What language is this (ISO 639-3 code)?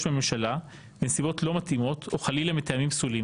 heb